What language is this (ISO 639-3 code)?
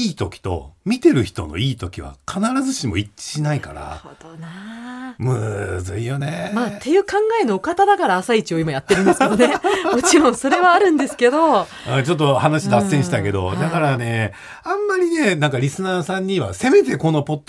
jpn